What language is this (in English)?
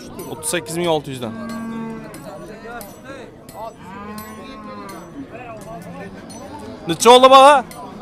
Turkish